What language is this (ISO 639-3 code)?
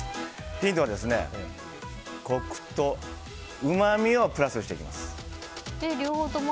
jpn